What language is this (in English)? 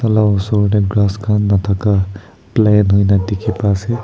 Naga Pidgin